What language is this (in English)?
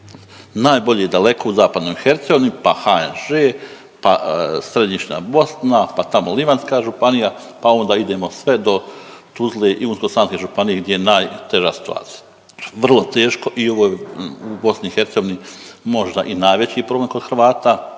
Croatian